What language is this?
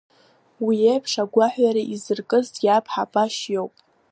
Abkhazian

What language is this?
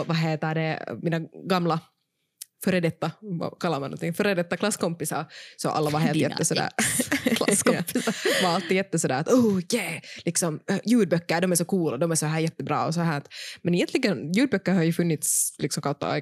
Swedish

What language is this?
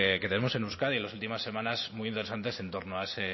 Spanish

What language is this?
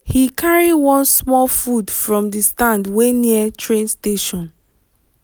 Nigerian Pidgin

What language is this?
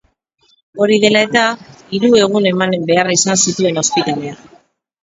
Basque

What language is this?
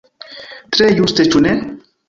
Esperanto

